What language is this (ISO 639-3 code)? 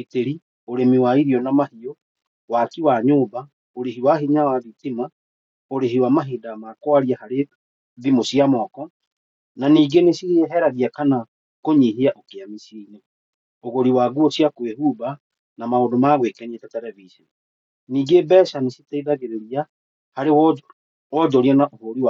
kik